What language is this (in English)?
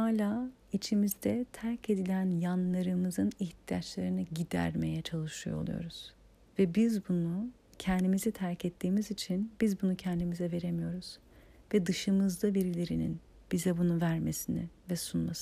Turkish